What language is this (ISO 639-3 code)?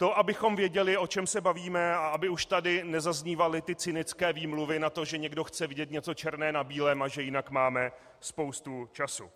ces